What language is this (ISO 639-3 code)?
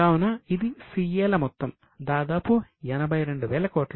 tel